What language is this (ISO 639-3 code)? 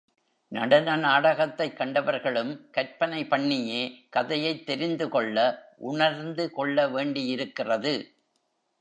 tam